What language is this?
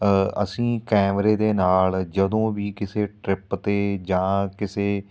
Punjabi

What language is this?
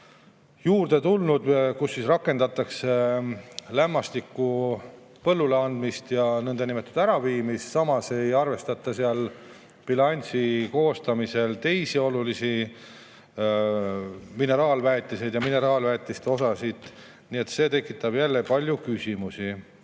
Estonian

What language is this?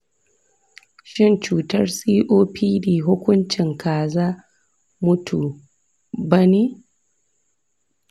Hausa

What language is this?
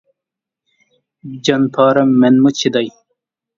Uyghur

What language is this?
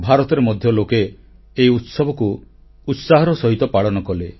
Odia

